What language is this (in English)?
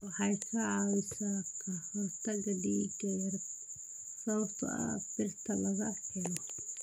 Somali